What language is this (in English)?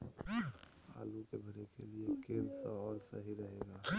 Magahi